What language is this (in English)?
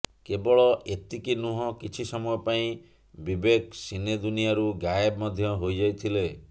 Odia